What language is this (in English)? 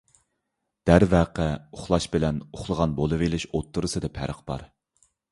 Uyghur